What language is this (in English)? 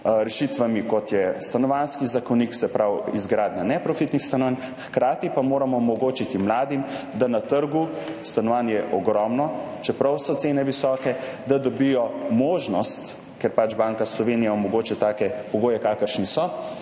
Slovenian